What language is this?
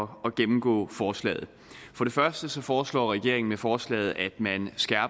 Danish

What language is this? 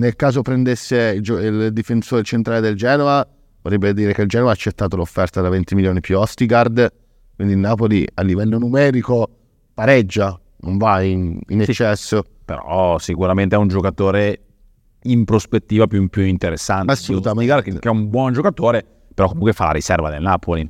Italian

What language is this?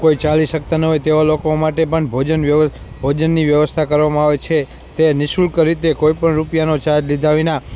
Gujarati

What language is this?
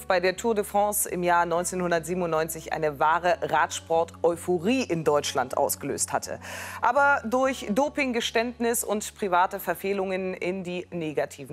German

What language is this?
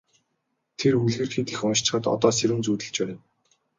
Mongolian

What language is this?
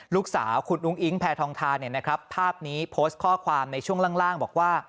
Thai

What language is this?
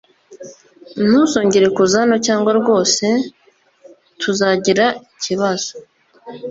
Kinyarwanda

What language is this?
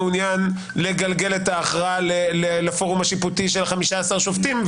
Hebrew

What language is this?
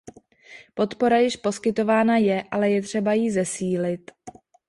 Czech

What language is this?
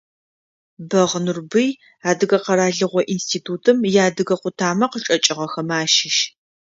Adyghe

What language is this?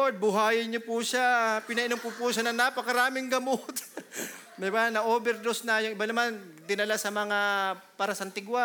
Filipino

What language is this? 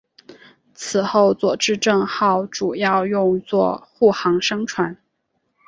Chinese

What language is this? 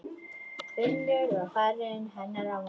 Icelandic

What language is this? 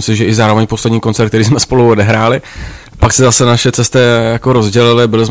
Czech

